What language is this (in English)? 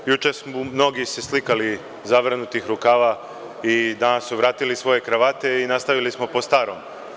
Serbian